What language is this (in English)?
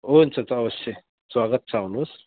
Nepali